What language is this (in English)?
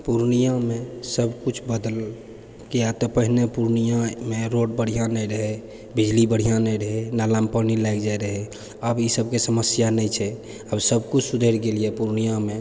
Maithili